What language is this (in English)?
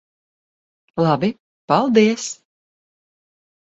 Latvian